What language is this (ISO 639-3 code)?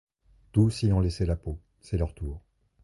fra